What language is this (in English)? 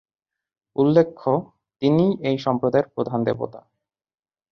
Bangla